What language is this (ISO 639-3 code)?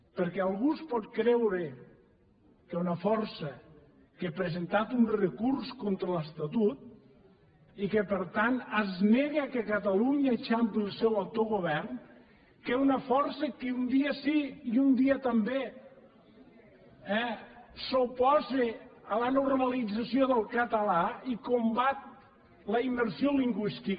cat